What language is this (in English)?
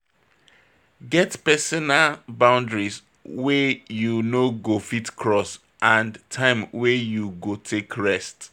Nigerian Pidgin